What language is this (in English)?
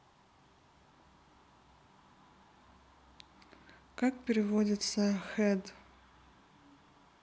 Russian